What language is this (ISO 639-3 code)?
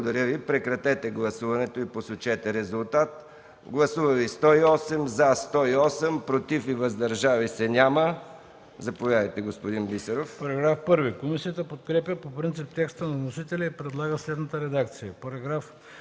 bul